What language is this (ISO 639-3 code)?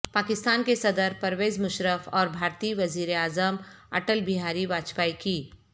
urd